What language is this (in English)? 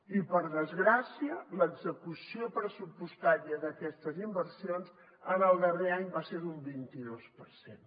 Catalan